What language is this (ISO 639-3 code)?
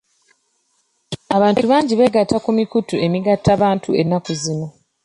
lug